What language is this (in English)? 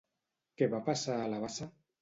Catalan